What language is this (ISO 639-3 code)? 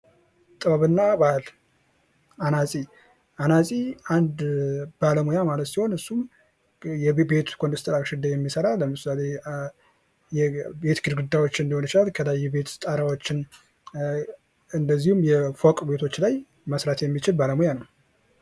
amh